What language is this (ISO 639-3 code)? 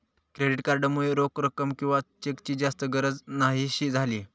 mar